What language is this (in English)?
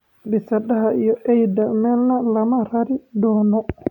Somali